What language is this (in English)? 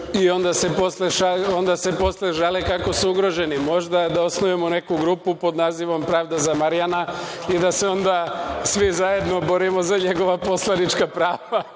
Serbian